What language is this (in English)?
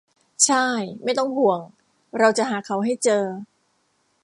Thai